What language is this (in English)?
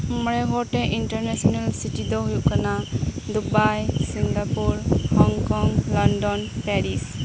Santali